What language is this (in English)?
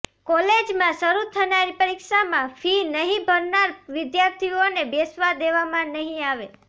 Gujarati